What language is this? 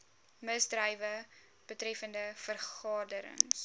Afrikaans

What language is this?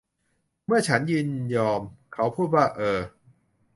Thai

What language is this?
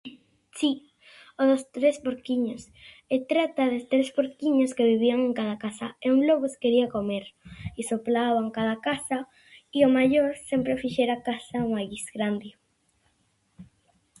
Galician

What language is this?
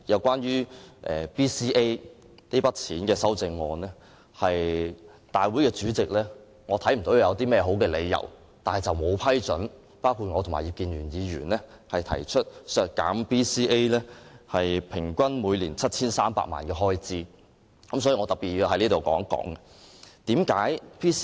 Cantonese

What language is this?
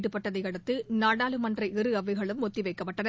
Tamil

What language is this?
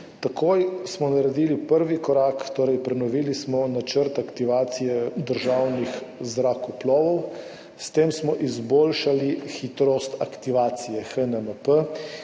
Slovenian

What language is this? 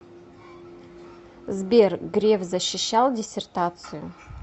Russian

